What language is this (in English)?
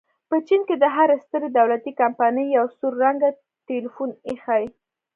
Pashto